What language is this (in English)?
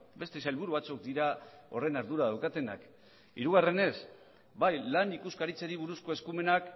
Basque